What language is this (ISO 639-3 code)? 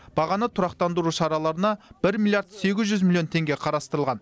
kaz